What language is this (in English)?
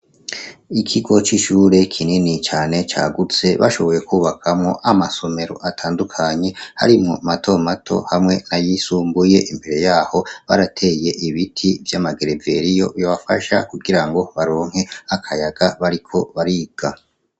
Rundi